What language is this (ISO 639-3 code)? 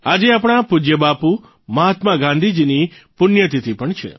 guj